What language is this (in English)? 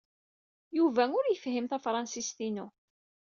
Kabyle